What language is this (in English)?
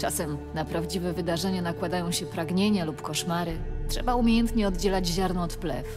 Polish